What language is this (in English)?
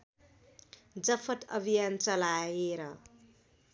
Nepali